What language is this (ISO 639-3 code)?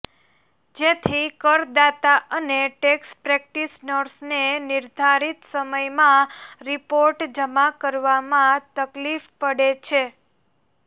guj